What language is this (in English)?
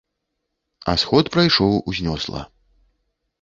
Belarusian